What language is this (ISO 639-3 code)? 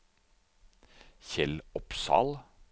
nor